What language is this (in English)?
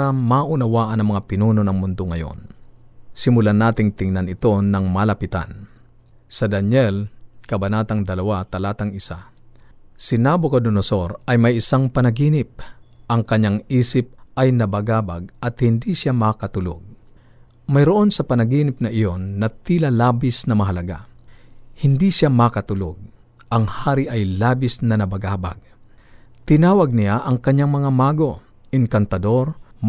Filipino